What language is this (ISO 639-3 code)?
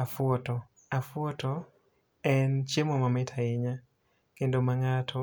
luo